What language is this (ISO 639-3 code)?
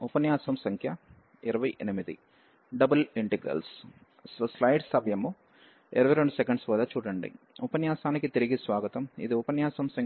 tel